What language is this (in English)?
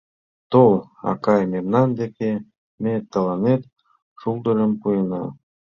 Mari